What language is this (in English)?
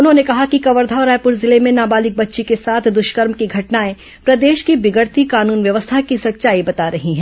Hindi